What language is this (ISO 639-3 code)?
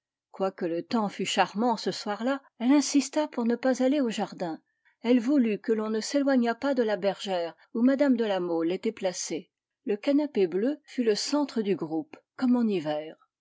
fra